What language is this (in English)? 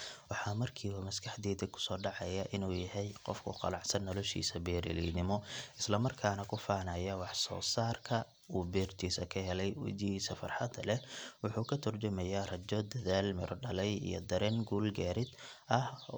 Somali